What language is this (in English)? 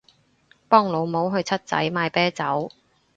Cantonese